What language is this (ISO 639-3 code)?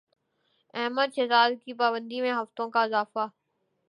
urd